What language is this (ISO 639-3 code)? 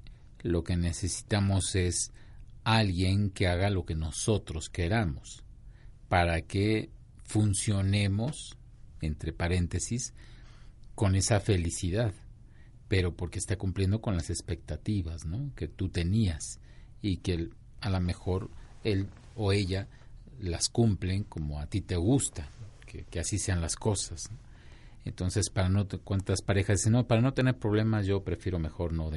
spa